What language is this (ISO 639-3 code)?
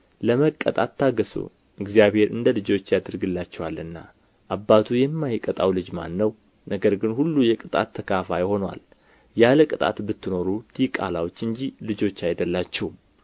amh